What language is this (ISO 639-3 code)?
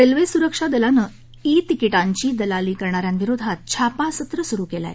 mar